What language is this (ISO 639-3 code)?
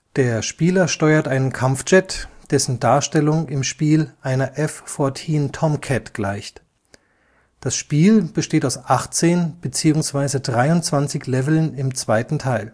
deu